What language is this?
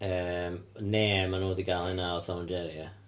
Welsh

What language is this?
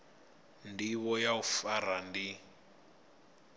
Venda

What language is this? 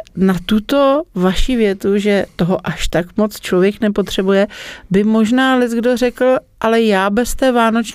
Czech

